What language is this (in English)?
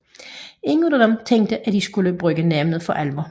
Danish